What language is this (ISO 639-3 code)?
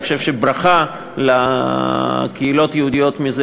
heb